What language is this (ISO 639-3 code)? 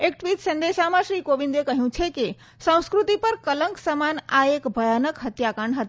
guj